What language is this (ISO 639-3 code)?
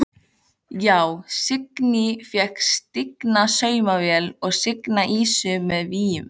isl